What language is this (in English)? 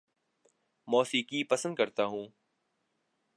Urdu